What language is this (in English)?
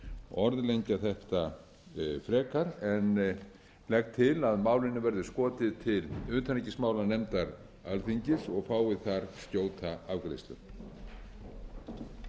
Icelandic